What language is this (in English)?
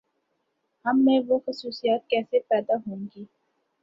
Urdu